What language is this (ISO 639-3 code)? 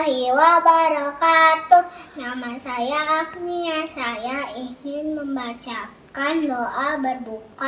ind